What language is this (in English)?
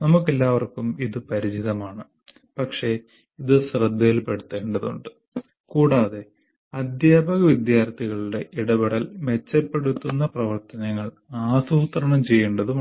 Malayalam